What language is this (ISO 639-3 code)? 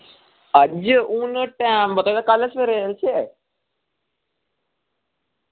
doi